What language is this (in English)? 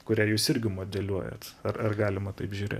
Lithuanian